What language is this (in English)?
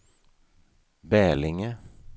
Swedish